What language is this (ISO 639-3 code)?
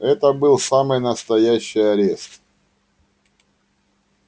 rus